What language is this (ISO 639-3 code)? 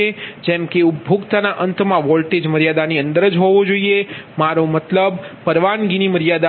guj